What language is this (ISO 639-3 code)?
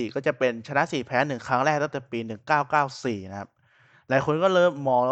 tha